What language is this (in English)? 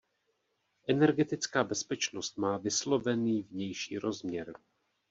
Czech